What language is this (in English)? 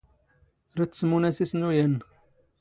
Standard Moroccan Tamazight